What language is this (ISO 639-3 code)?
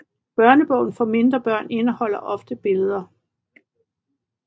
dan